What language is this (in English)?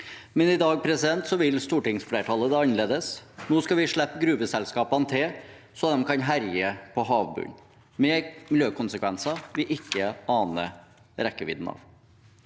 Norwegian